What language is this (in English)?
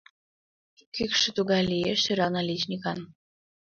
Mari